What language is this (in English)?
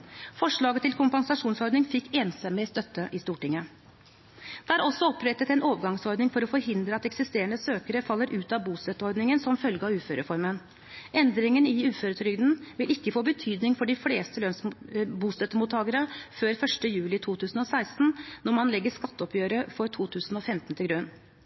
Norwegian Bokmål